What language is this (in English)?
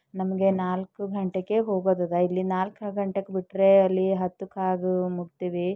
Kannada